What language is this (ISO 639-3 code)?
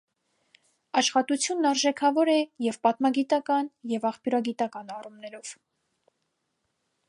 hye